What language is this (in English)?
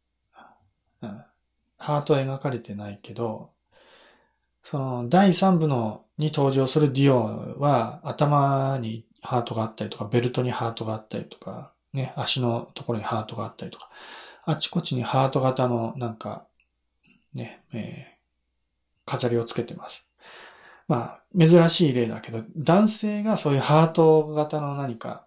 Japanese